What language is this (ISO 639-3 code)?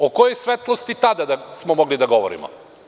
srp